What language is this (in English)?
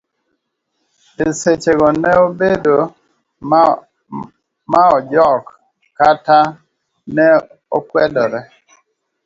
Luo (Kenya and Tanzania)